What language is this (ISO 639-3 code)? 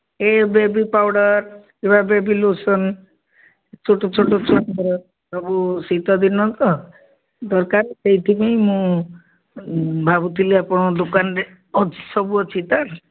ori